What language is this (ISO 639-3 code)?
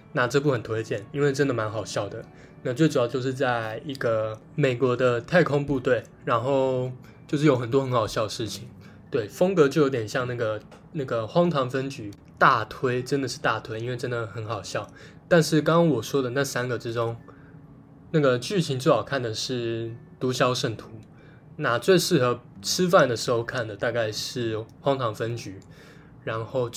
zho